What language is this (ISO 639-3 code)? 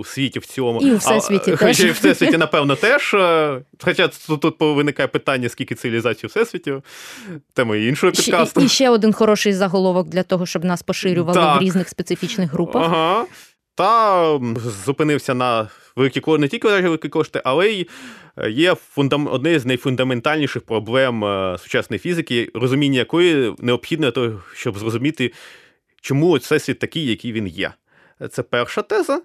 ukr